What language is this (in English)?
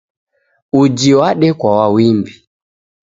Taita